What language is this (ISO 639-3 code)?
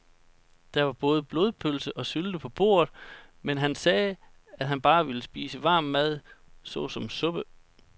dan